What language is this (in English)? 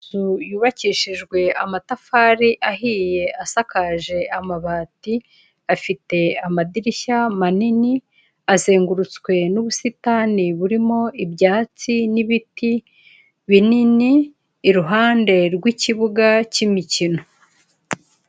Kinyarwanda